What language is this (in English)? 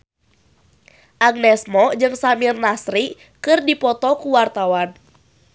Sundanese